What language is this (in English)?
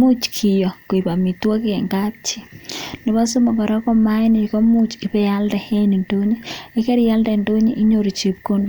Kalenjin